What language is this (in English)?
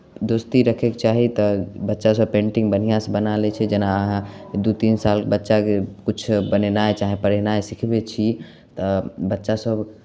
Maithili